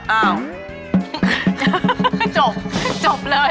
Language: Thai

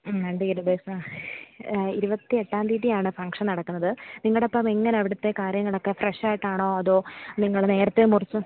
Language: Malayalam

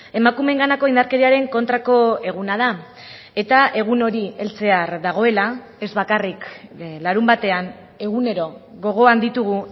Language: Basque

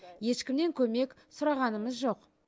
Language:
Kazakh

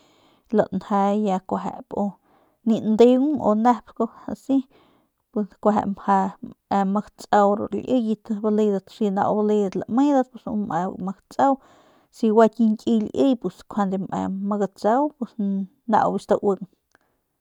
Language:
Northern Pame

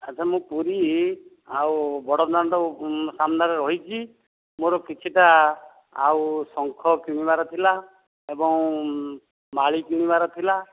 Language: Odia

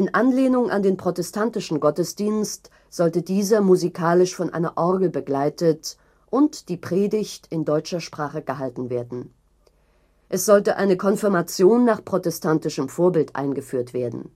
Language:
German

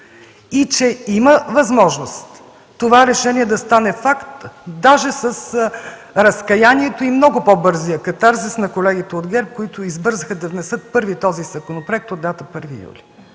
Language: Bulgarian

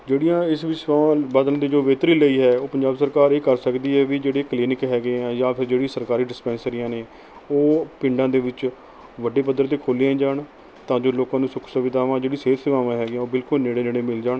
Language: Punjabi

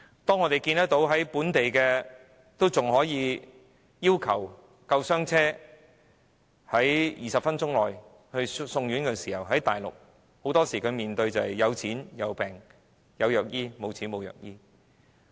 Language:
Cantonese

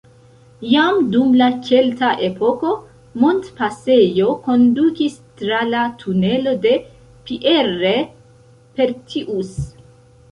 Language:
Esperanto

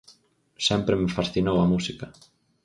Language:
Galician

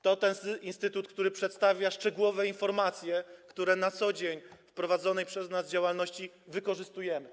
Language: Polish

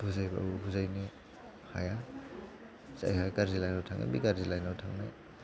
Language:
Bodo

